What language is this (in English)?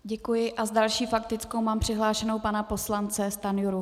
Czech